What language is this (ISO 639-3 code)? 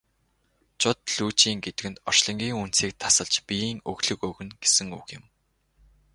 mon